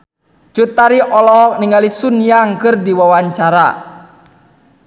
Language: Sundanese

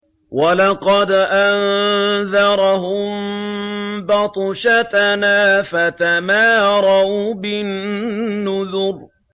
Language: Arabic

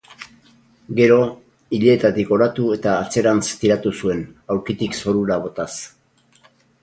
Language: Basque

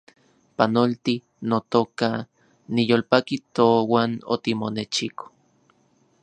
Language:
Central Puebla Nahuatl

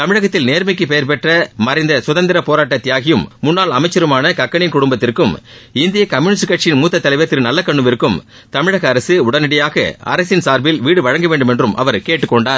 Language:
Tamil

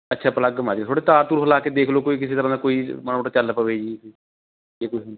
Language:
Punjabi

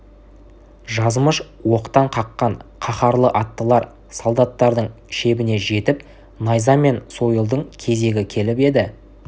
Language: Kazakh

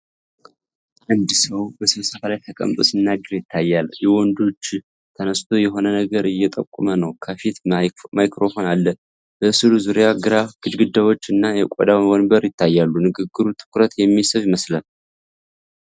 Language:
Amharic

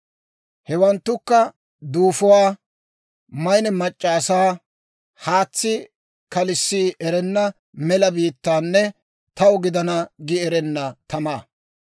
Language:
Dawro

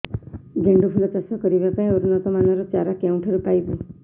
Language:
Odia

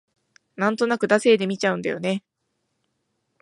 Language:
Japanese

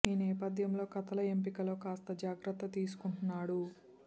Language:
Telugu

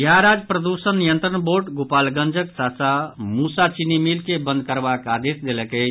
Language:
Maithili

